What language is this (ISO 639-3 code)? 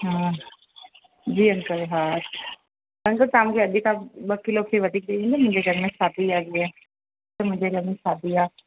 snd